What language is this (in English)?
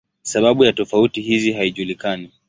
Swahili